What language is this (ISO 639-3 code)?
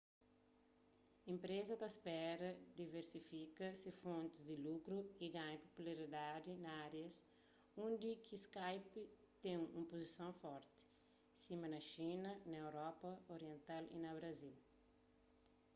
kea